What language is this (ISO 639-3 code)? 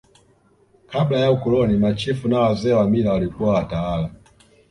swa